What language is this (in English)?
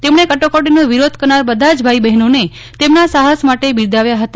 Gujarati